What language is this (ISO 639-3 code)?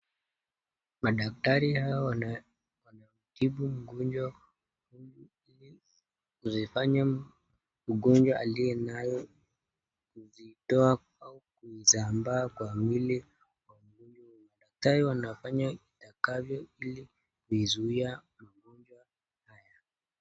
swa